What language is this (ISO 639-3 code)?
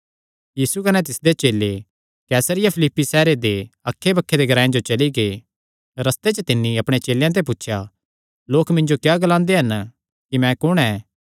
xnr